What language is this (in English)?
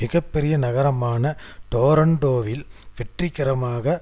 Tamil